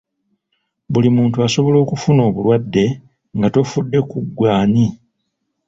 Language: Ganda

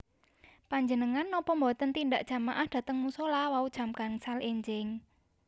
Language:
Javanese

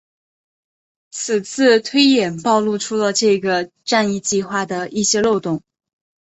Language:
Chinese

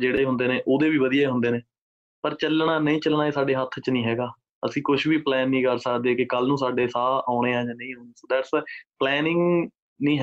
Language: Punjabi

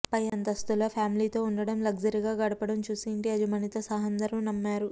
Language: Telugu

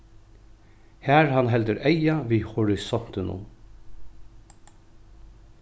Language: Faroese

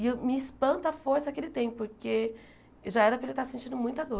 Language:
Portuguese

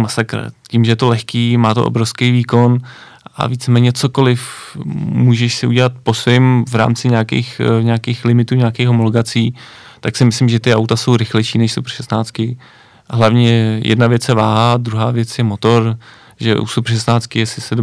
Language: Czech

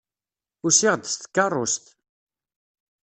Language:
Kabyle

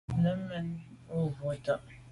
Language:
Medumba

